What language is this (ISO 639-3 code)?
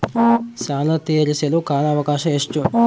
kan